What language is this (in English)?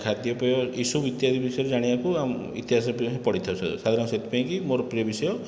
Odia